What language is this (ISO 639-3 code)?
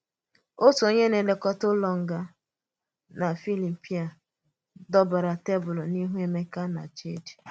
ibo